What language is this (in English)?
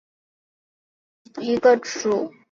Chinese